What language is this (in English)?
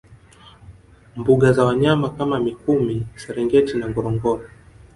Swahili